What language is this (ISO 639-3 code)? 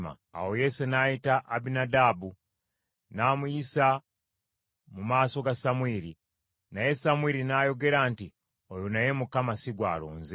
lug